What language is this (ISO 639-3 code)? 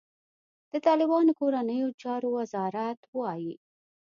pus